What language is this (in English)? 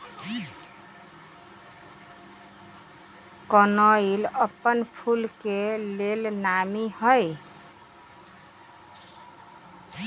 Magahi